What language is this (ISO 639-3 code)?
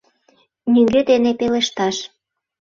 chm